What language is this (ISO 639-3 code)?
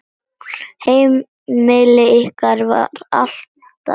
isl